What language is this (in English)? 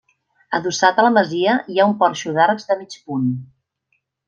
Catalan